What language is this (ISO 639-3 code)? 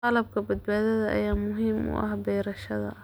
som